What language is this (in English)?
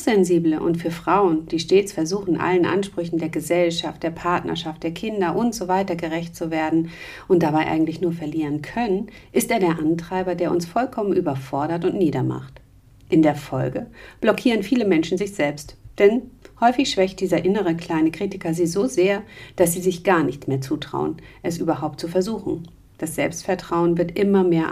German